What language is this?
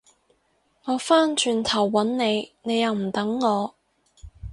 Cantonese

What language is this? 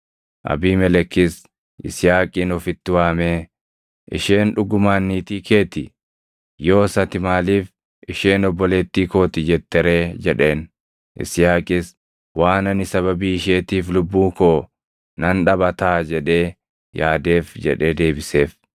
Oromo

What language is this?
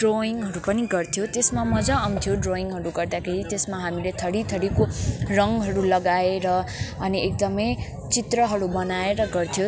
Nepali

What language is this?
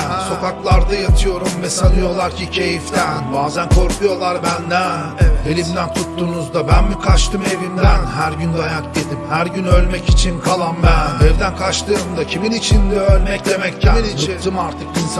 Turkish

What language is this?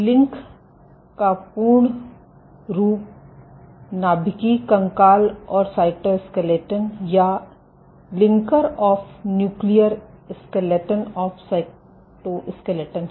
Hindi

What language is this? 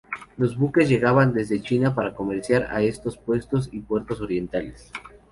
Spanish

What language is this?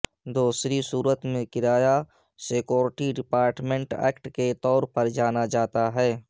Urdu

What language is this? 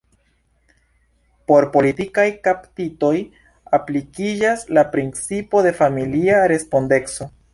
Esperanto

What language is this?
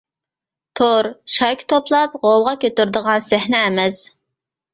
Uyghur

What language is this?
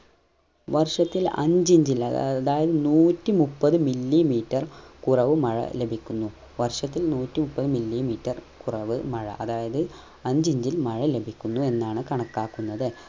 Malayalam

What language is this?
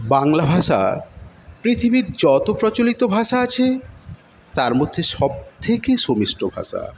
Bangla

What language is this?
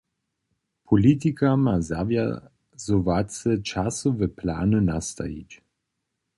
Upper Sorbian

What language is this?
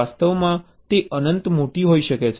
Gujarati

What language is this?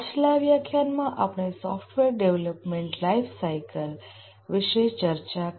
Gujarati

